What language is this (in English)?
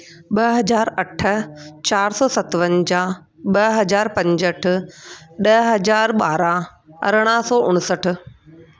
Sindhi